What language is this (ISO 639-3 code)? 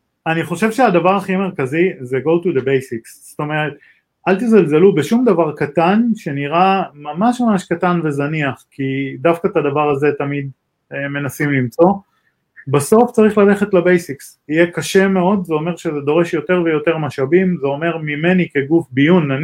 heb